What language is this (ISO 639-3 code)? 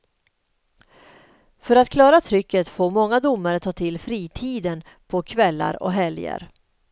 swe